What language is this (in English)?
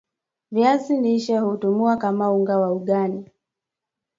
Swahili